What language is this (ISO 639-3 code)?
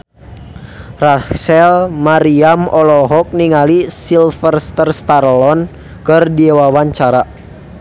sun